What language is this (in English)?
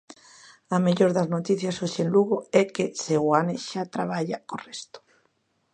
Galician